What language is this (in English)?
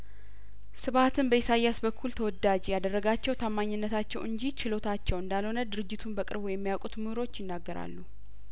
Amharic